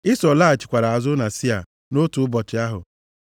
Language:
Igbo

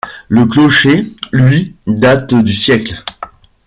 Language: French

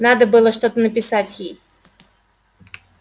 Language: Russian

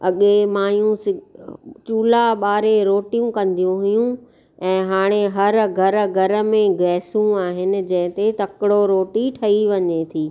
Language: Sindhi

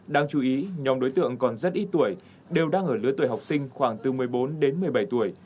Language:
Vietnamese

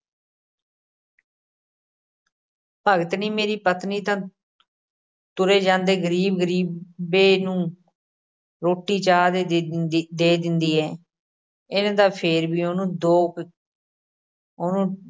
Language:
Punjabi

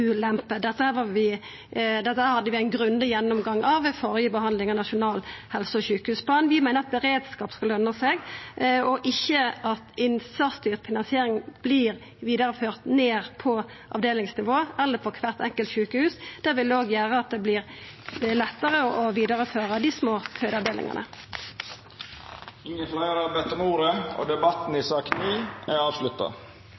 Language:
Norwegian Nynorsk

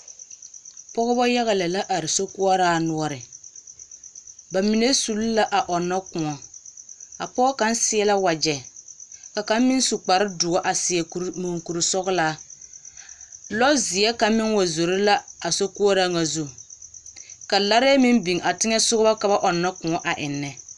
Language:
Southern Dagaare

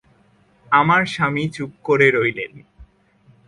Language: Bangla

